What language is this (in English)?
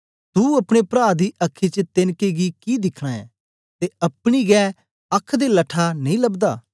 Dogri